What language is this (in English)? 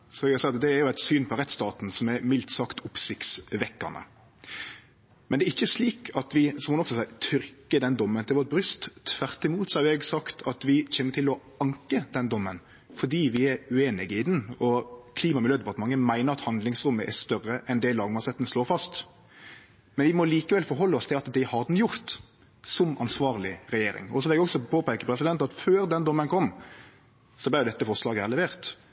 Norwegian Nynorsk